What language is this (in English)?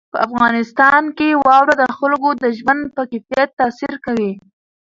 Pashto